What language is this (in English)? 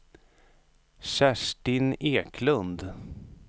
Swedish